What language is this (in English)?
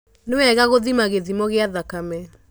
Kikuyu